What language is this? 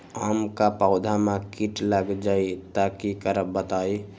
Magahi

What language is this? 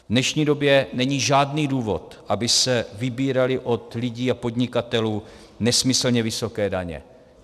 Czech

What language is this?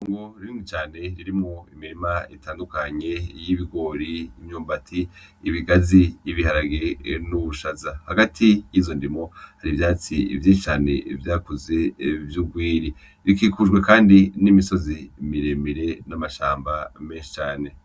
Rundi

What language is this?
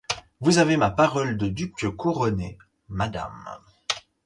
French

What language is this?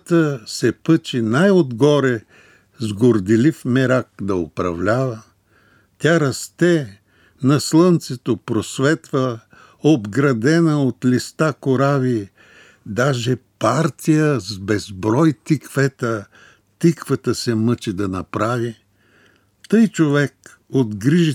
Bulgarian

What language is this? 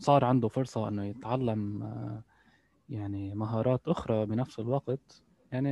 Arabic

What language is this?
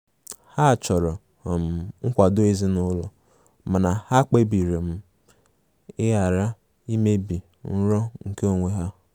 Igbo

